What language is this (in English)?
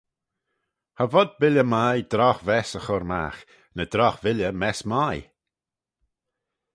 Manx